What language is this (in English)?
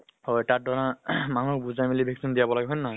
Assamese